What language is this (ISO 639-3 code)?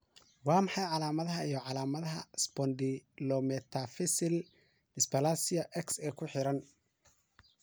som